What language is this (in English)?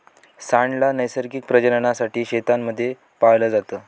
Marathi